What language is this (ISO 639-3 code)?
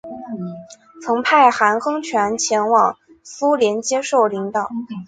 zho